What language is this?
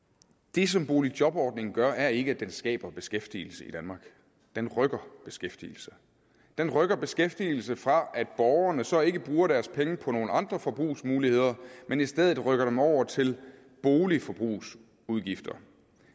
Danish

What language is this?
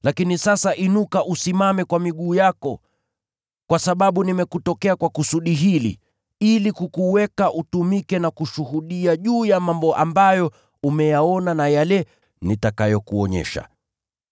Swahili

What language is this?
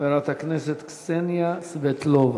Hebrew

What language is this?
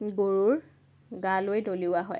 Assamese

